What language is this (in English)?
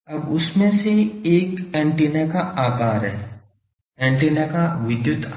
Hindi